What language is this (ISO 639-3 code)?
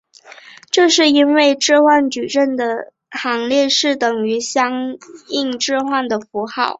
zho